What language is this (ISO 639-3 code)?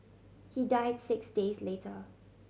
eng